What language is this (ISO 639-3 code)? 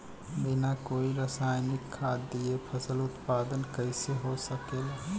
bho